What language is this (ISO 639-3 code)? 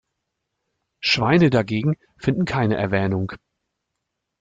deu